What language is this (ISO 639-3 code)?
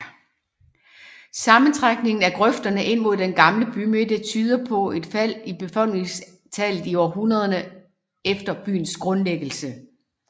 dan